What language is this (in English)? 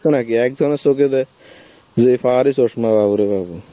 Bangla